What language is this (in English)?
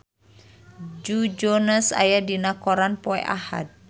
Sundanese